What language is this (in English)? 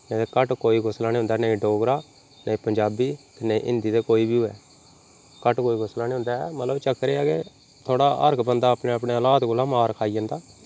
Dogri